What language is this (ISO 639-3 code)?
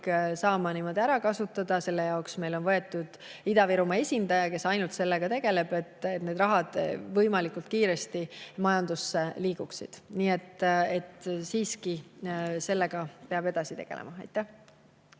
est